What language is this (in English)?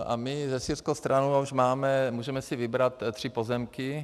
Czech